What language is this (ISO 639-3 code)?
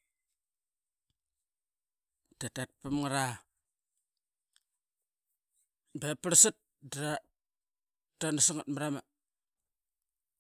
byx